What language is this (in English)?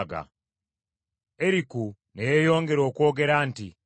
Ganda